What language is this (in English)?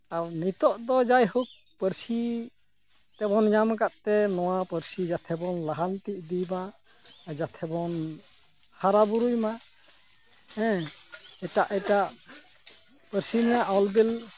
Santali